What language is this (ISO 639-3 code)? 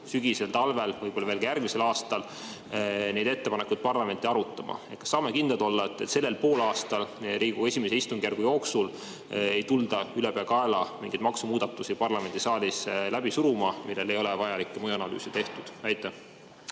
est